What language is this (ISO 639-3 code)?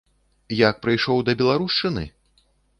bel